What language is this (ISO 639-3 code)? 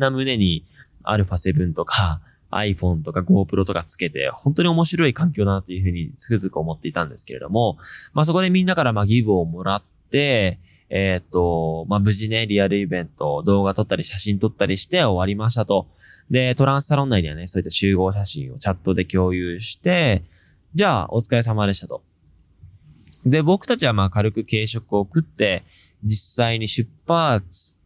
jpn